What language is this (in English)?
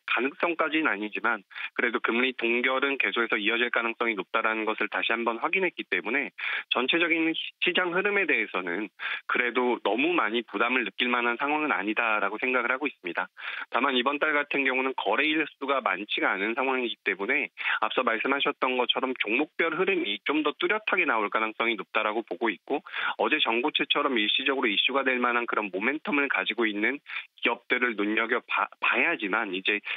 Korean